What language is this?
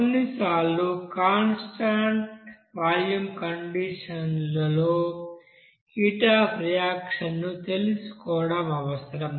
Telugu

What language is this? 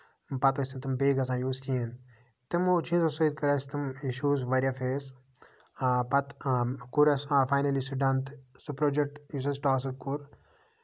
Kashmiri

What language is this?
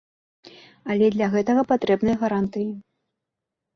Belarusian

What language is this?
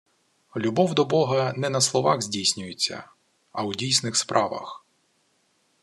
Ukrainian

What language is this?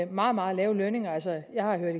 Danish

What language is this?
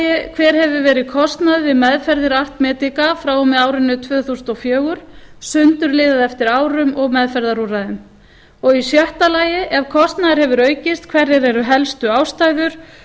Icelandic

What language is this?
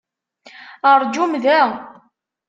Kabyle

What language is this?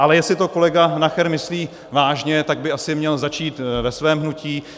Czech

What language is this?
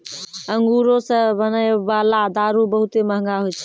Maithili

